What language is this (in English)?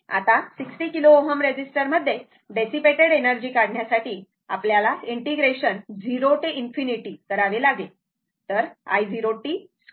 Marathi